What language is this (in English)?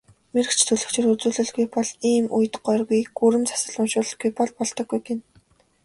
Mongolian